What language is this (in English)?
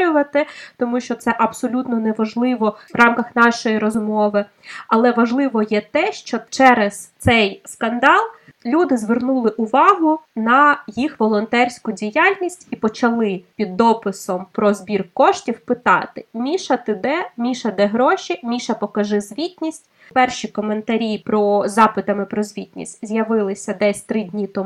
Ukrainian